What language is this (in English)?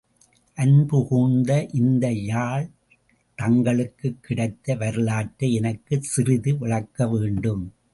Tamil